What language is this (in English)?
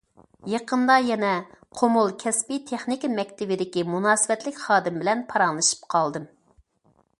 Uyghur